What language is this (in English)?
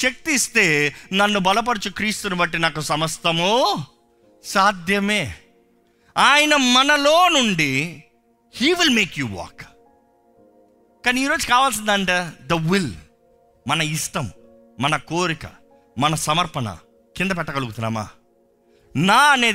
Telugu